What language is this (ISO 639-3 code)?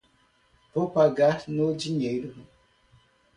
por